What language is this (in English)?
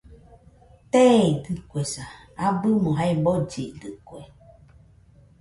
Nüpode Huitoto